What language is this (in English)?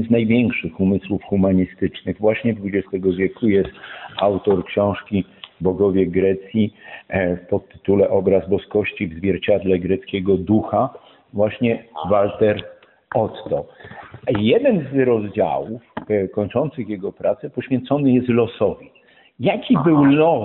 Polish